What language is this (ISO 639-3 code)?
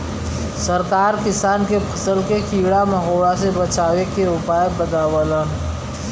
bho